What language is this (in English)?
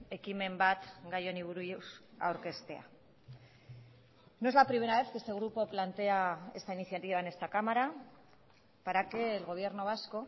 Spanish